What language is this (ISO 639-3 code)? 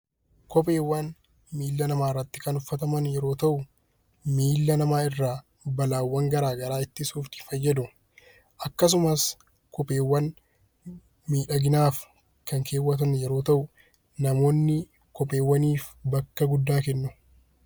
orm